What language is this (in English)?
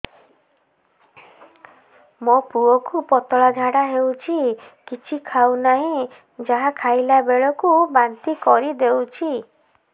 Odia